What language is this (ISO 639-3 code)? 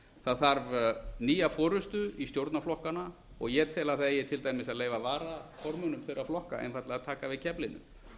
isl